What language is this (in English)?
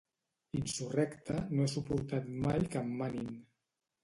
Catalan